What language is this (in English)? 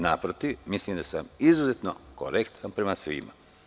Serbian